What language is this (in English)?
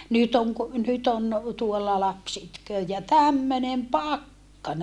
Finnish